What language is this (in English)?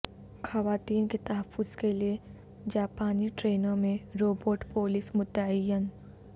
Urdu